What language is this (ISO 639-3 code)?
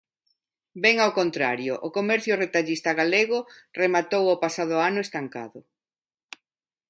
glg